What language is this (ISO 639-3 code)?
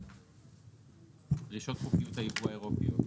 heb